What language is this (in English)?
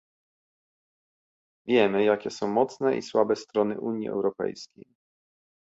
Polish